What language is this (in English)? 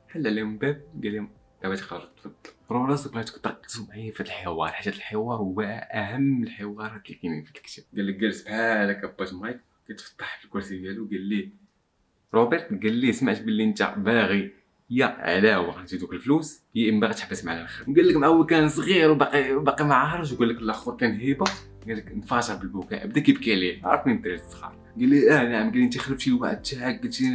Arabic